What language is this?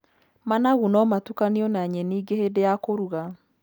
Kikuyu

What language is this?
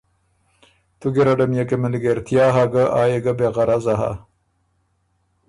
Ormuri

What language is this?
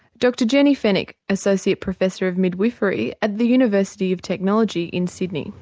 English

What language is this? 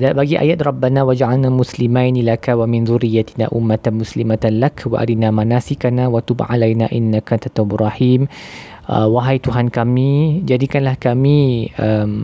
Malay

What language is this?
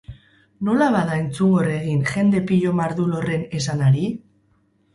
Basque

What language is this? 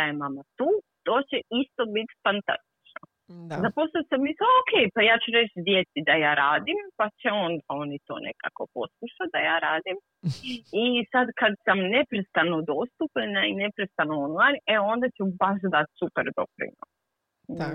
Croatian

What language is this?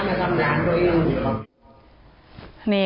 Thai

